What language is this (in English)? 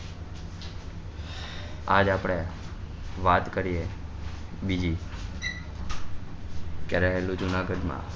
Gujarati